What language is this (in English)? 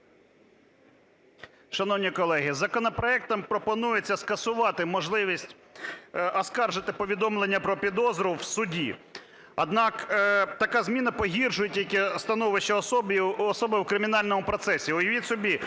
Ukrainian